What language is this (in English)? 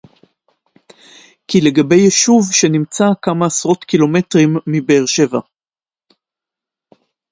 Hebrew